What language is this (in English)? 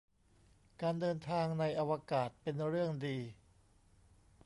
Thai